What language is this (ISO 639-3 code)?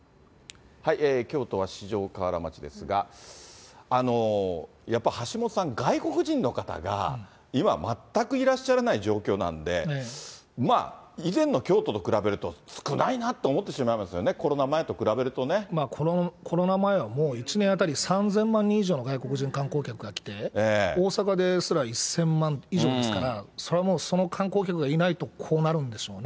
jpn